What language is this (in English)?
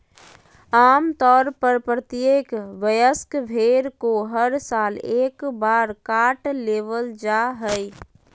Magahi